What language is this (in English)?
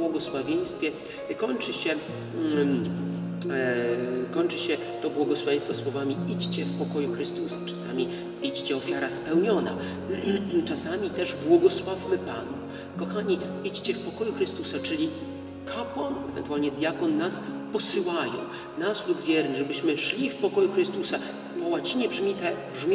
Polish